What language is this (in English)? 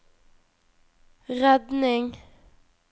Norwegian